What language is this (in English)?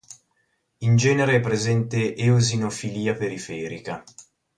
Italian